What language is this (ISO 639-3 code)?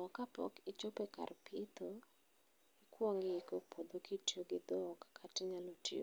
luo